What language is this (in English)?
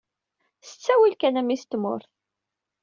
Kabyle